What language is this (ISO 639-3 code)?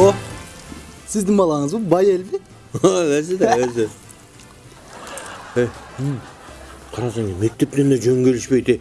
tur